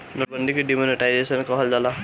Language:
Bhojpuri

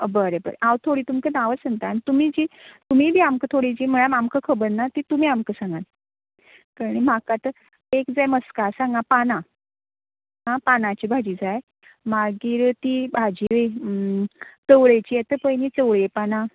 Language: Konkani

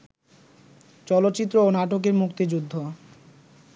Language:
Bangla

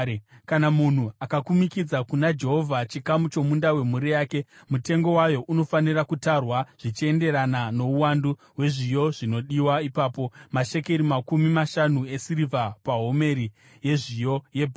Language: Shona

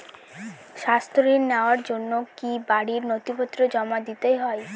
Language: Bangla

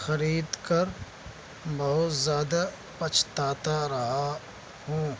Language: Urdu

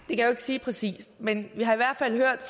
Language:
Danish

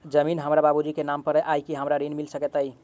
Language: Maithili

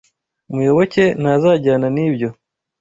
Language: Kinyarwanda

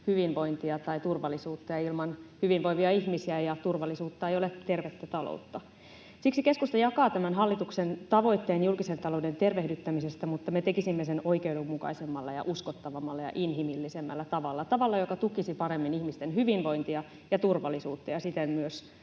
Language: Finnish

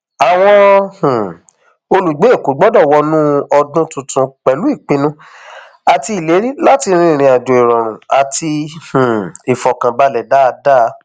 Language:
Yoruba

